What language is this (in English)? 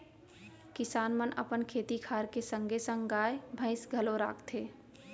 Chhattisgarhi